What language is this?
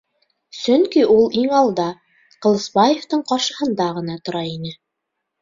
Bashkir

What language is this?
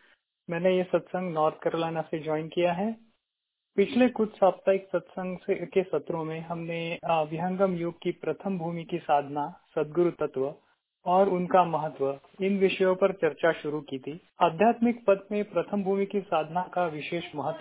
Hindi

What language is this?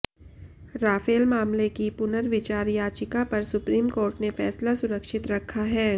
Hindi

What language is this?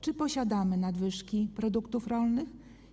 Polish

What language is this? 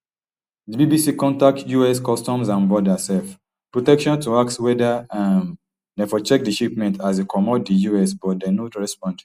Nigerian Pidgin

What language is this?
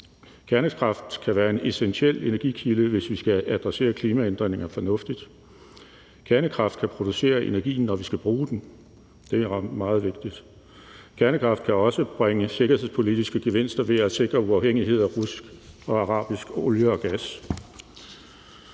Danish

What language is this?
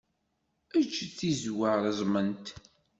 Kabyle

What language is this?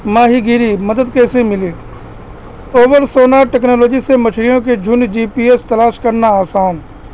Urdu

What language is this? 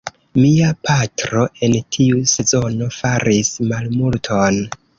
Esperanto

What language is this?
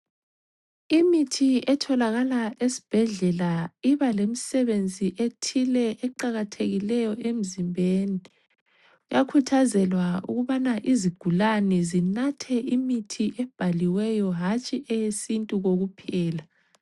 North Ndebele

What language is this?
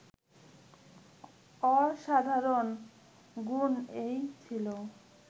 Bangla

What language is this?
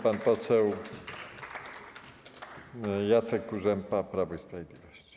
Polish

